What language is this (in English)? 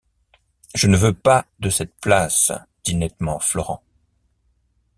French